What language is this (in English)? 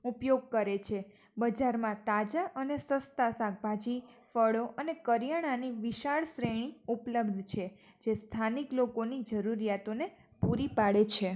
Gujarati